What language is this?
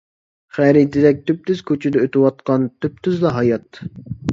Uyghur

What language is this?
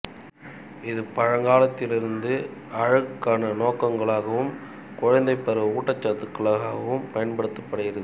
Tamil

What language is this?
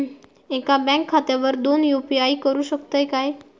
Marathi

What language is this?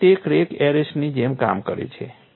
Gujarati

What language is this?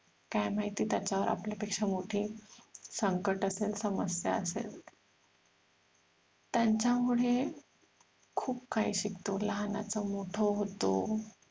Marathi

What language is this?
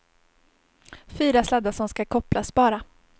Swedish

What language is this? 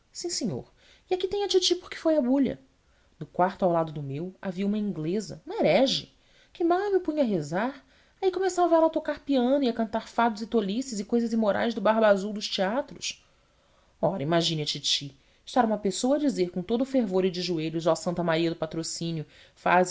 Portuguese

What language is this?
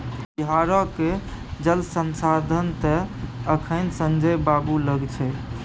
Maithili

